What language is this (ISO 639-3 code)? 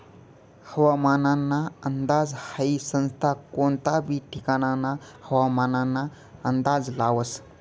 mar